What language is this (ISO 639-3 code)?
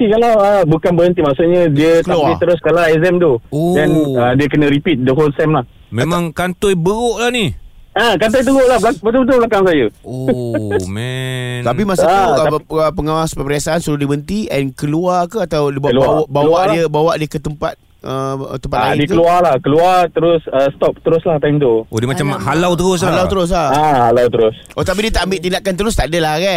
msa